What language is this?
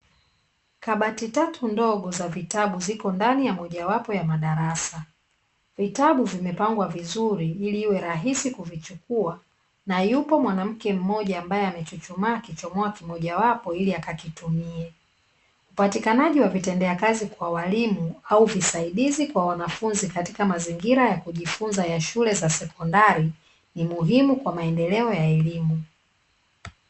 Swahili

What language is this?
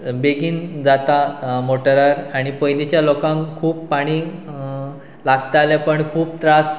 Konkani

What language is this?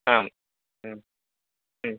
Sanskrit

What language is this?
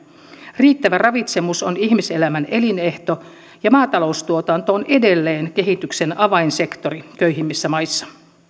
Finnish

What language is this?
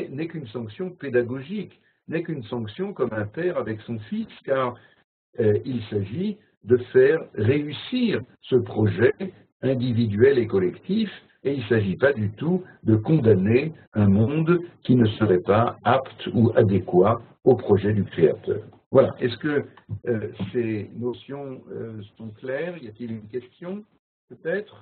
French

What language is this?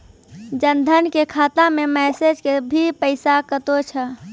Maithili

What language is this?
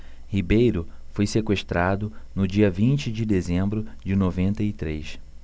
Portuguese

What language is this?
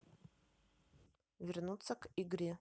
Russian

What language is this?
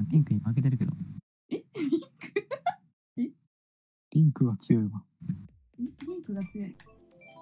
Japanese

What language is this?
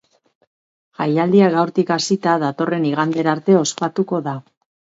Basque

